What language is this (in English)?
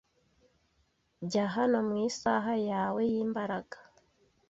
Kinyarwanda